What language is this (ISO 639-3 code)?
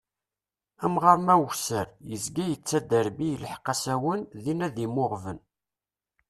kab